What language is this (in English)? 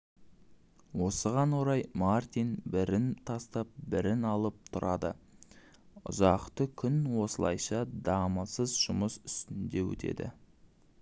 Kazakh